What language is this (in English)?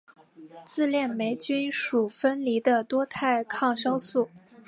Chinese